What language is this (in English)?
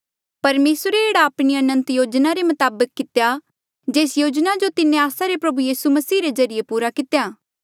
Mandeali